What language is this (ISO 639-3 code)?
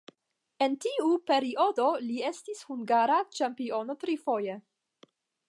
epo